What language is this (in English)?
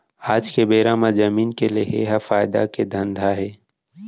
Chhattisgarhi